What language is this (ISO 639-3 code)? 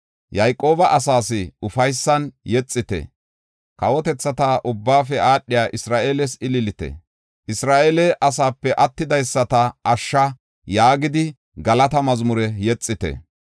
gof